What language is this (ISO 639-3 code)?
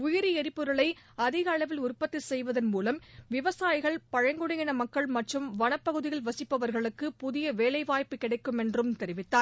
tam